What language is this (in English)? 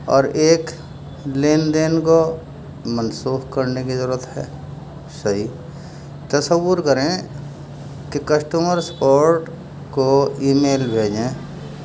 Urdu